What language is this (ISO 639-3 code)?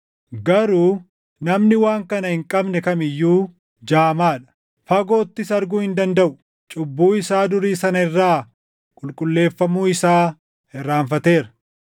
orm